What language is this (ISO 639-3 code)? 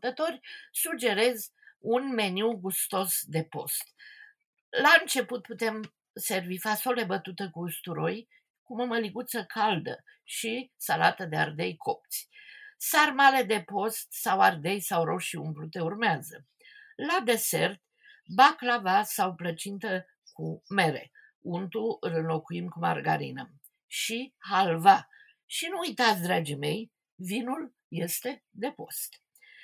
ron